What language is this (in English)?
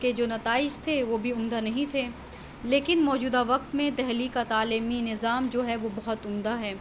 Urdu